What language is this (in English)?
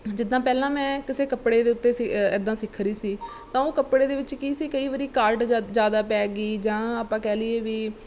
Punjabi